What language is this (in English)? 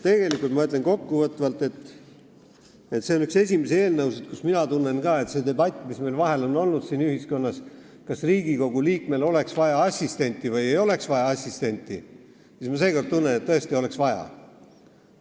Estonian